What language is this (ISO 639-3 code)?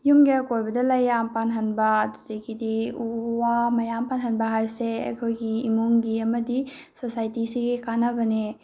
mni